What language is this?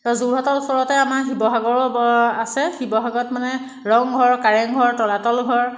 Assamese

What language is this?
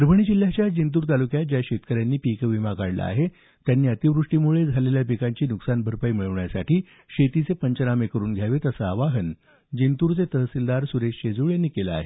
Marathi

